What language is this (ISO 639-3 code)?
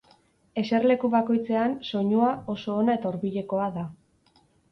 eus